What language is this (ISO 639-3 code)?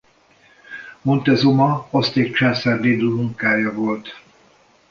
hun